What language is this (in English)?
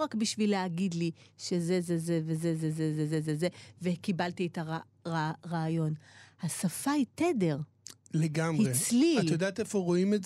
Hebrew